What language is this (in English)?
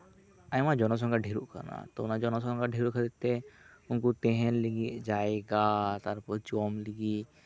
Santali